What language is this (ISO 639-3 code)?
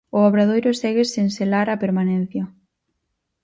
glg